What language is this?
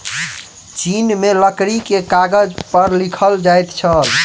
Maithili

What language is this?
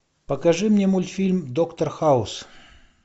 Russian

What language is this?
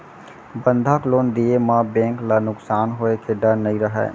Chhattisgarhi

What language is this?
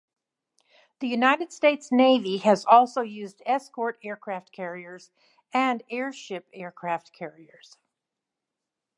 English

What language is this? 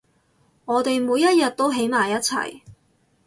Cantonese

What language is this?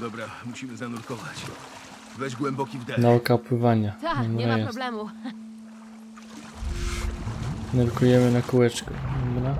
Polish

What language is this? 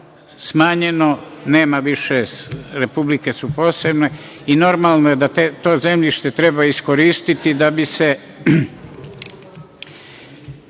Serbian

